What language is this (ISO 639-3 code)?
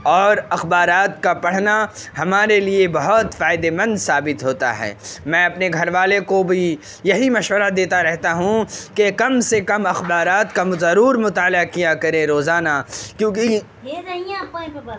urd